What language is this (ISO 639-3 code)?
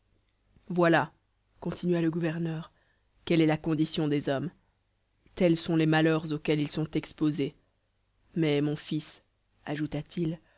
fra